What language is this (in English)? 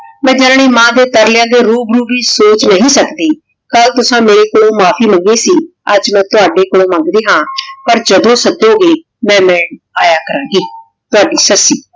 Punjabi